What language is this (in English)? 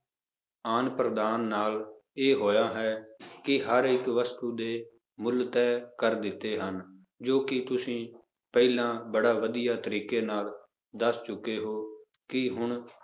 Punjabi